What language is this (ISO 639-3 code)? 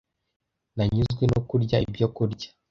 kin